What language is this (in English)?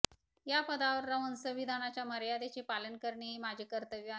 Marathi